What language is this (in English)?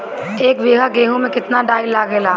Bhojpuri